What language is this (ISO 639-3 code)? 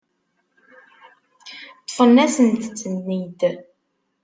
kab